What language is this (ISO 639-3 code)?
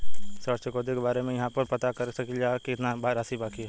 bho